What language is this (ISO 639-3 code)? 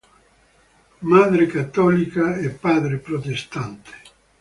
ita